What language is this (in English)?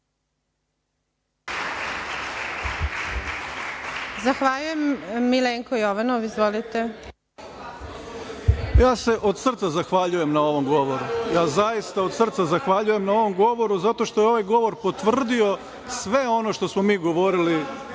Serbian